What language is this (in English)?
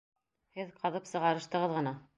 Bashkir